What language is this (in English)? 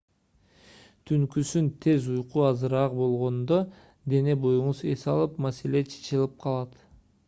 Kyrgyz